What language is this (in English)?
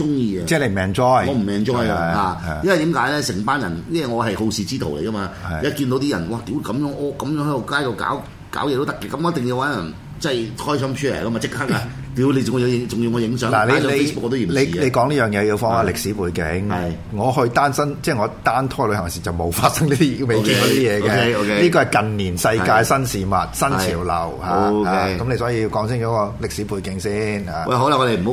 Chinese